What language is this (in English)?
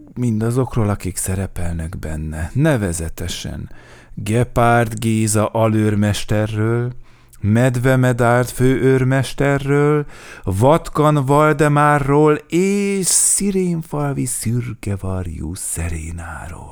Hungarian